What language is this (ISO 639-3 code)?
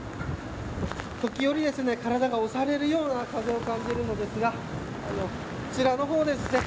jpn